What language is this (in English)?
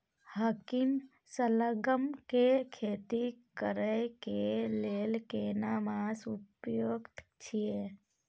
Maithili